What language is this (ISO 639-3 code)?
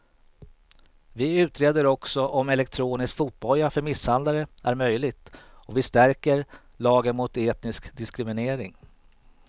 swe